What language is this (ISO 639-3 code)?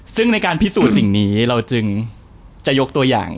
tha